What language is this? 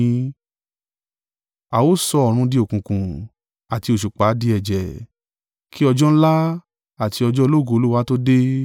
Yoruba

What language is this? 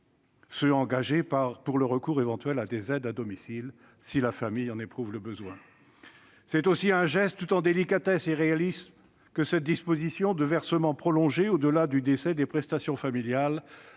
French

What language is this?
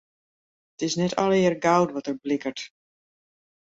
Western Frisian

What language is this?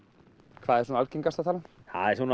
Icelandic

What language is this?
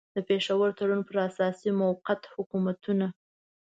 Pashto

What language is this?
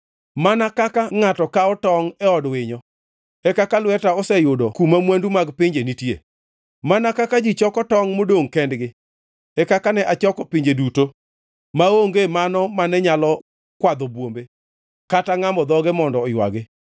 Luo (Kenya and Tanzania)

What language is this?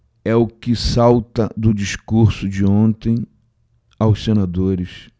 Portuguese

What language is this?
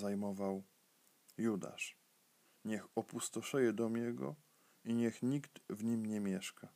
Polish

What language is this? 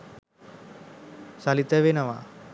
Sinhala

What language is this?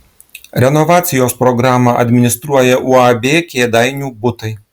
Lithuanian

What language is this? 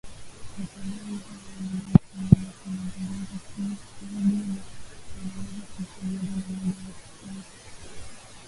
Swahili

